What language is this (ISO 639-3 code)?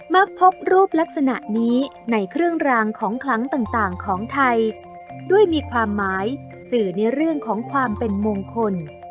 tha